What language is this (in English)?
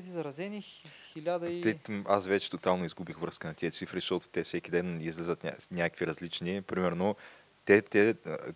Bulgarian